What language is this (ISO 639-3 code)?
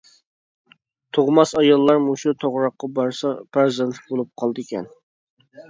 uig